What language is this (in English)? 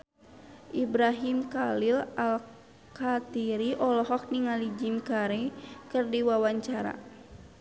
Sundanese